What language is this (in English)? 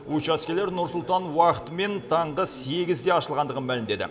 Kazakh